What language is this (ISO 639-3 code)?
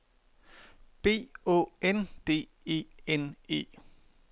dan